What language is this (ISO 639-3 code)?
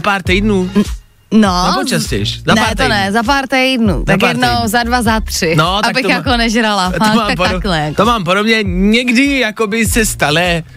ces